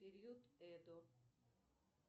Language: Russian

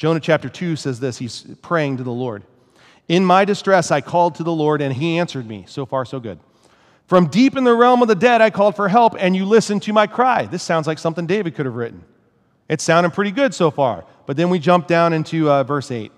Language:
English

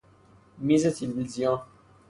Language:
Persian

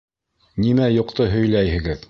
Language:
Bashkir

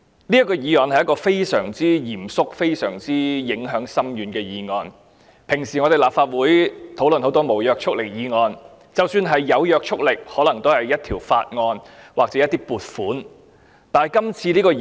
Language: Cantonese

